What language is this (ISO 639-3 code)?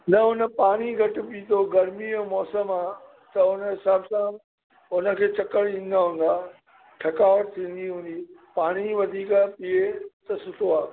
snd